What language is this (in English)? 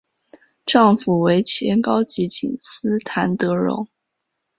Chinese